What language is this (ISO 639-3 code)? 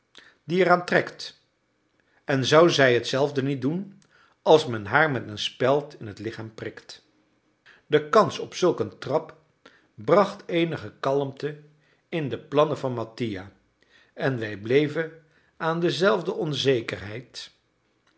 nld